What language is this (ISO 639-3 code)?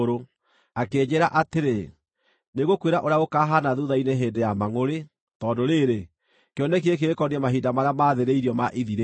kik